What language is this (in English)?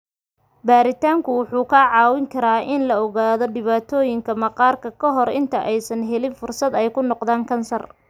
Somali